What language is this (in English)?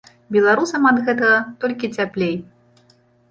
Belarusian